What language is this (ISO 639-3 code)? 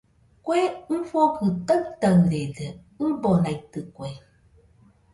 hux